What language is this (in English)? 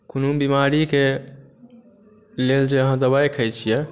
Maithili